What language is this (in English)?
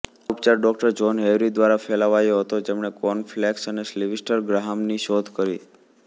Gujarati